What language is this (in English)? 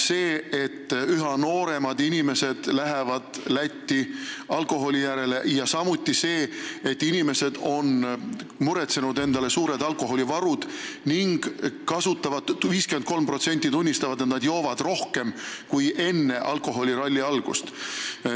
Estonian